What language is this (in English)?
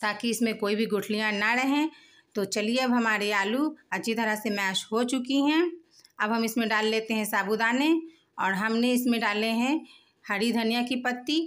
Hindi